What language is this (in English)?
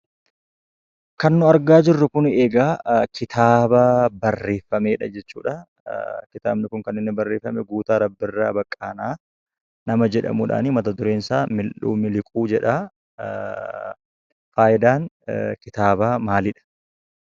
Oromo